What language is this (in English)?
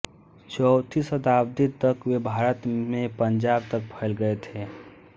Hindi